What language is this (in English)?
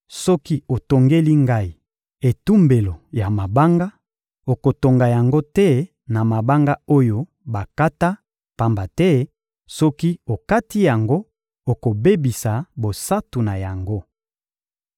Lingala